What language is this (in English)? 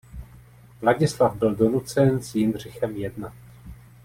Czech